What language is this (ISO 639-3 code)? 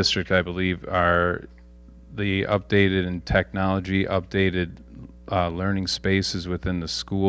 eng